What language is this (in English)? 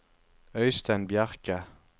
Norwegian